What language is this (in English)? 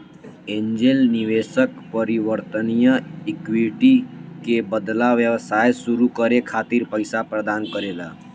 Bhojpuri